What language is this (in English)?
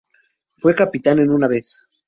Spanish